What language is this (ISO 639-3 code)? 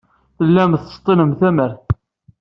kab